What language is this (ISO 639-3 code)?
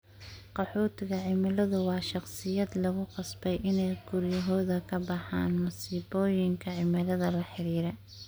som